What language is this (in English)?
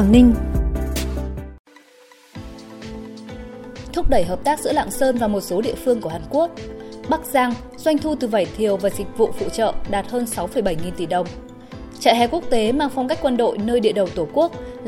Vietnamese